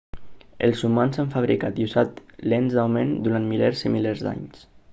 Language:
Catalan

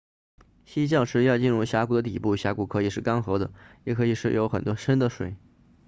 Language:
Chinese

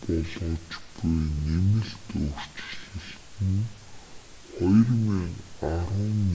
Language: Mongolian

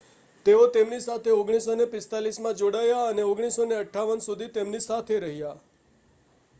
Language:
Gujarati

